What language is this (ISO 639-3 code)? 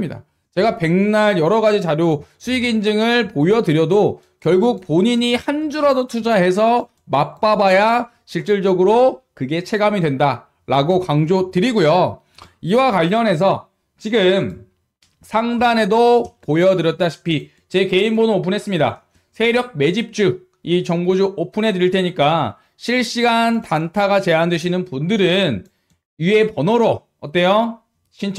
kor